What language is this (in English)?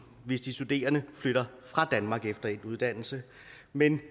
Danish